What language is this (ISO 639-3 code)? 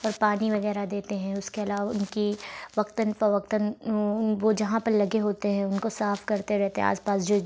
urd